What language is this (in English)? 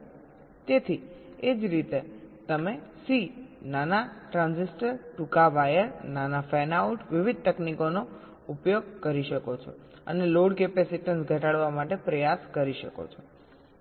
Gujarati